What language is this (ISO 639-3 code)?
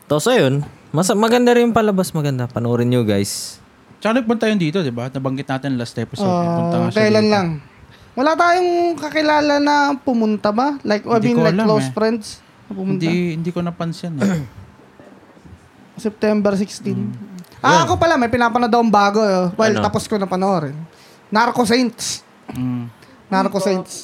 fil